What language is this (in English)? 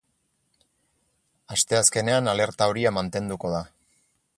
Basque